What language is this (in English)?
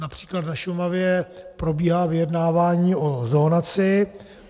Czech